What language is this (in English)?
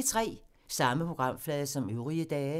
Danish